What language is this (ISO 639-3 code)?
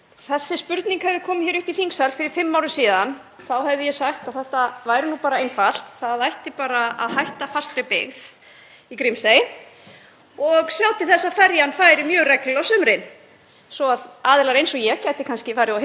isl